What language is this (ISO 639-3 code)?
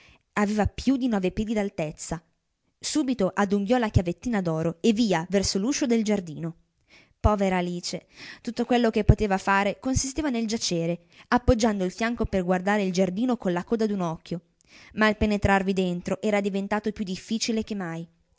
ita